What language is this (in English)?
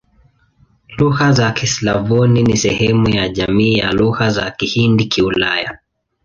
Swahili